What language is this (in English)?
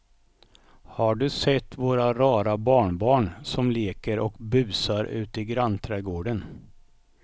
Swedish